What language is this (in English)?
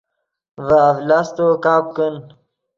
Yidgha